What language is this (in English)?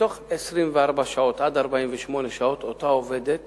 Hebrew